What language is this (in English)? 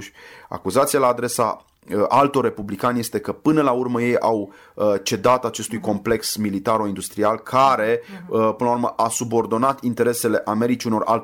Romanian